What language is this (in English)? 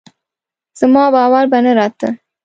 Pashto